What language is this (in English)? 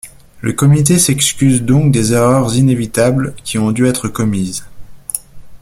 French